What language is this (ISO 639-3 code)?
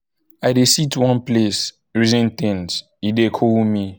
pcm